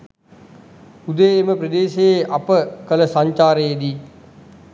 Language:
Sinhala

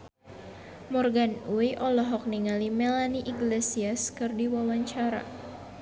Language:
Sundanese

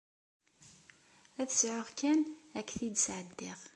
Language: Kabyle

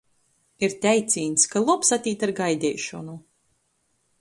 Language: Latgalian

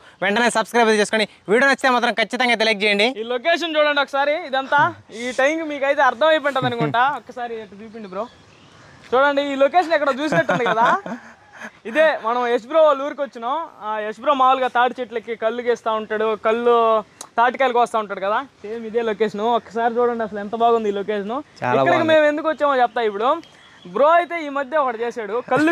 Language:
Telugu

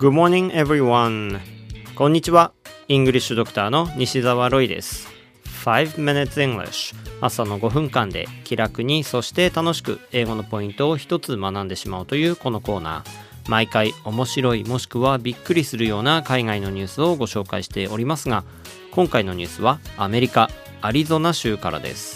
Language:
Japanese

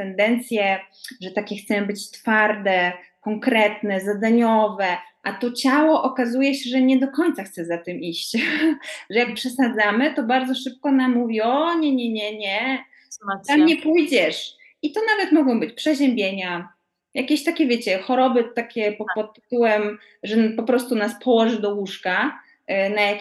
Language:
Polish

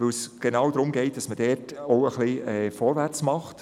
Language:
Swiss German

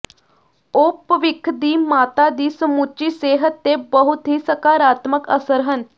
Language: Punjabi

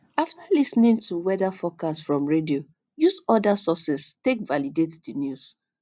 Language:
Nigerian Pidgin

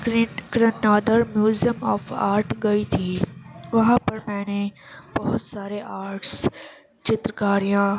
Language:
Urdu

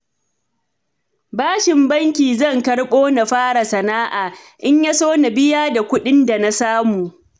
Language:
Hausa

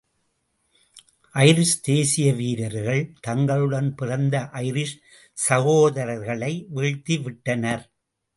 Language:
Tamil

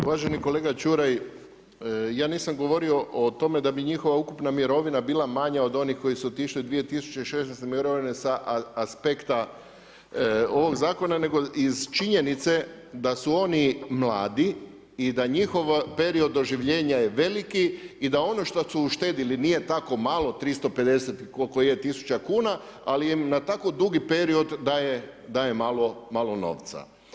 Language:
Croatian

